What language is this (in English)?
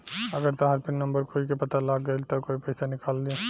Bhojpuri